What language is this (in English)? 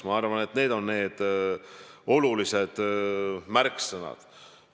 Estonian